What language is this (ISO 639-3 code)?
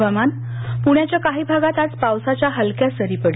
mar